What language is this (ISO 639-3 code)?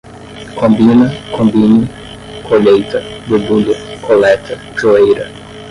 por